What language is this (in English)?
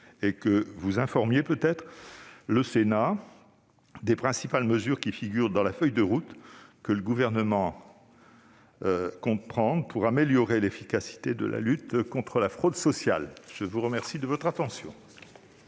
French